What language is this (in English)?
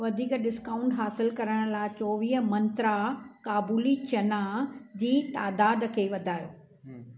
Sindhi